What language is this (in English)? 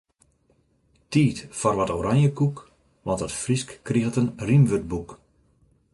Western Frisian